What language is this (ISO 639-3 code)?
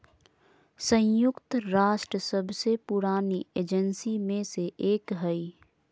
mag